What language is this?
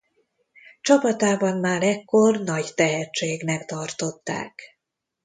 Hungarian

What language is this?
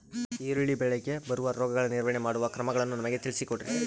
Kannada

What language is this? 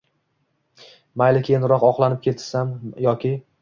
Uzbek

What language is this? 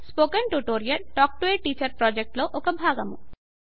Telugu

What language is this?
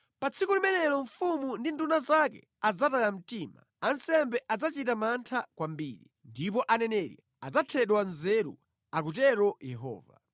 Nyanja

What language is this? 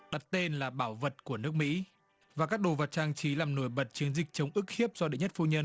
Vietnamese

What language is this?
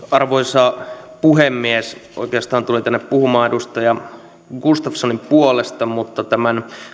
Finnish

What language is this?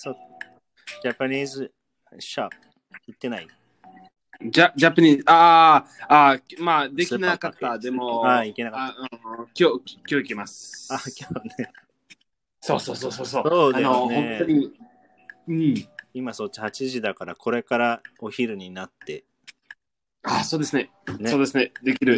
Japanese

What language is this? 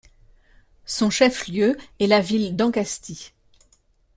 French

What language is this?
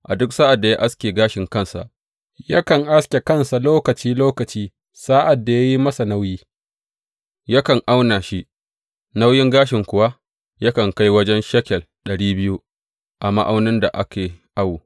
Hausa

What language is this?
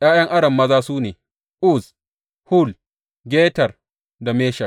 Hausa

